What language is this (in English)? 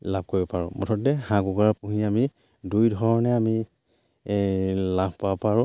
Assamese